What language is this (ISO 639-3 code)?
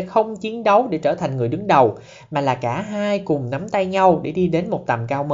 vie